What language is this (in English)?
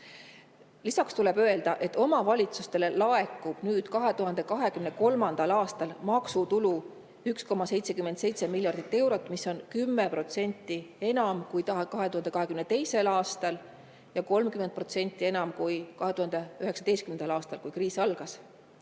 Estonian